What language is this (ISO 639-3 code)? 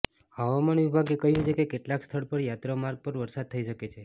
guj